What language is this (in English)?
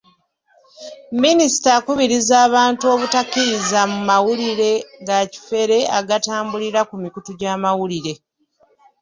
Ganda